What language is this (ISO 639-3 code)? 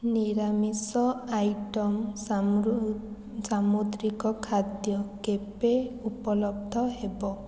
ori